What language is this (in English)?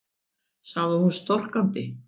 Icelandic